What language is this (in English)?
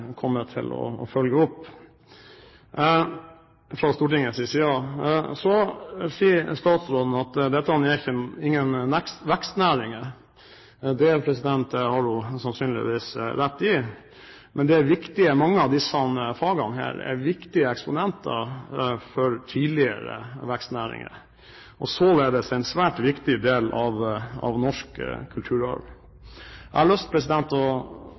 Norwegian Bokmål